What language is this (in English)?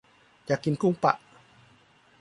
Thai